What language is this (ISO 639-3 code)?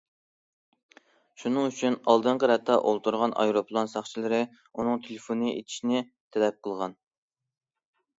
uig